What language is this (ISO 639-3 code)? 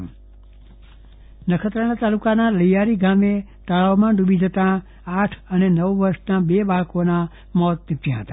guj